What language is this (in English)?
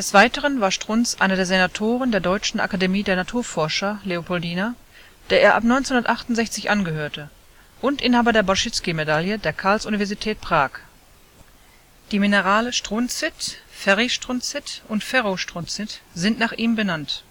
German